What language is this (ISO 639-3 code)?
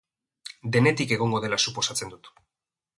eus